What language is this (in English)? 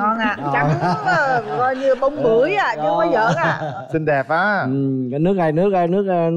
Vietnamese